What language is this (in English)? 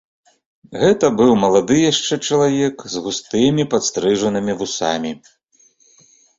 Belarusian